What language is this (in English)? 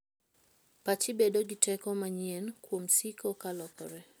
Luo (Kenya and Tanzania)